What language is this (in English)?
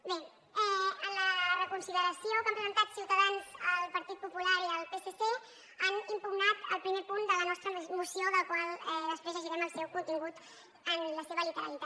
Catalan